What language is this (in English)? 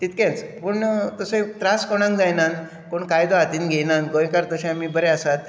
Konkani